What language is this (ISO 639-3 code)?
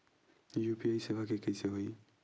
hne